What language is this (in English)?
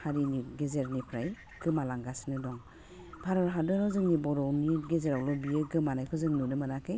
Bodo